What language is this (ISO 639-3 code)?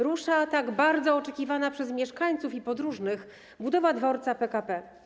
pol